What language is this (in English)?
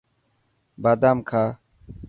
Dhatki